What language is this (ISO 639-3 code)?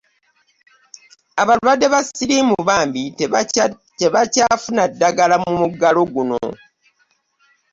lug